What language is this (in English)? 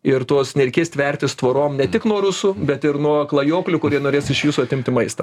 Lithuanian